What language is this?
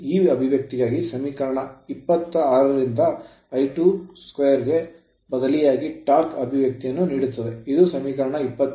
Kannada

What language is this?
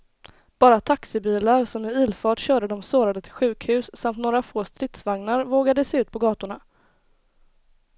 Swedish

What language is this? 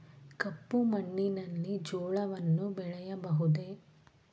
Kannada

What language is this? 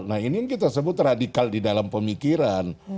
Indonesian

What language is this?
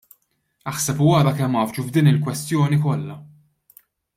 Maltese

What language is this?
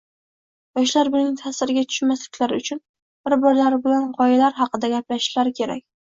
Uzbek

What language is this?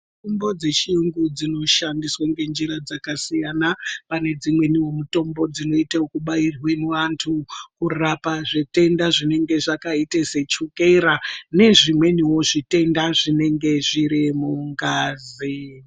Ndau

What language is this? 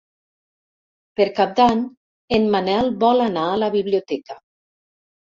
Catalan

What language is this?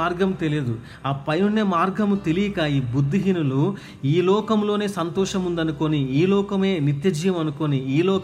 Telugu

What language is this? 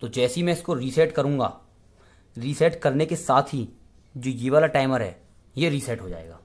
Hindi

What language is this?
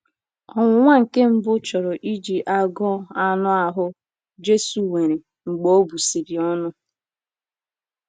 Igbo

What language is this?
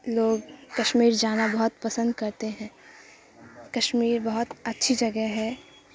Urdu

